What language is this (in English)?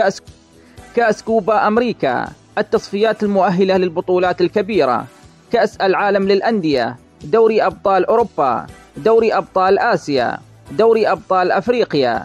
Arabic